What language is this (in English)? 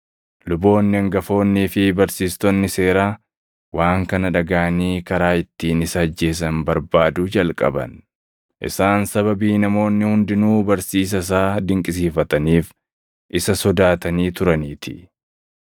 Oromo